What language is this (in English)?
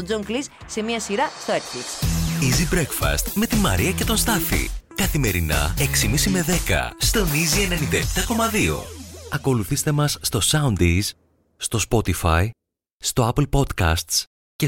Greek